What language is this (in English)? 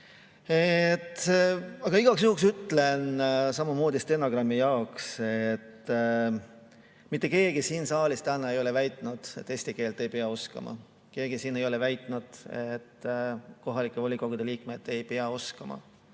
Estonian